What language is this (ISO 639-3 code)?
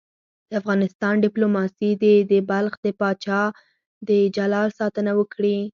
pus